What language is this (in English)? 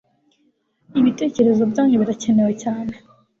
Kinyarwanda